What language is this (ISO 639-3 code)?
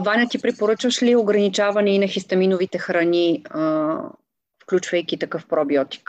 bul